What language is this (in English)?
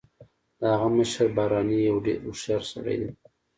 Pashto